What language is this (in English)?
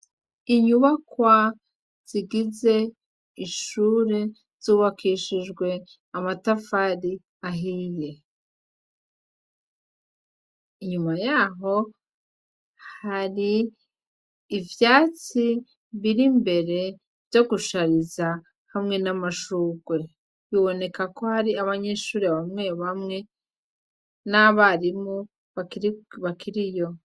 Rundi